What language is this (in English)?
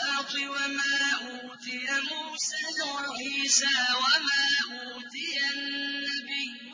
Arabic